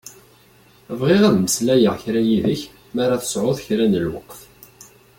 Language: Kabyle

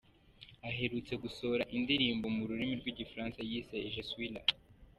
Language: Kinyarwanda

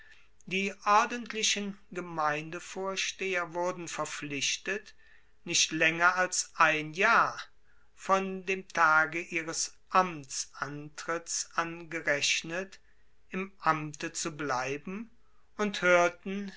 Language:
German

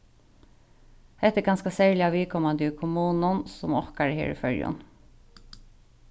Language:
Faroese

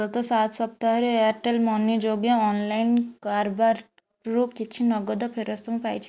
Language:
Odia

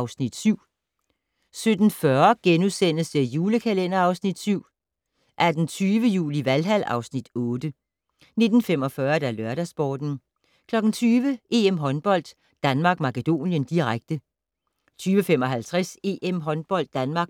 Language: Danish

